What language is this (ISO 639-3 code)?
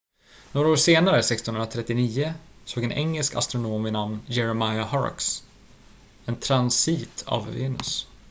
swe